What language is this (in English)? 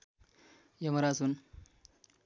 Nepali